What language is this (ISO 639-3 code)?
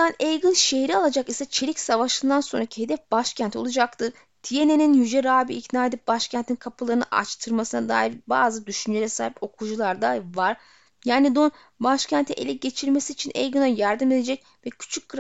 tur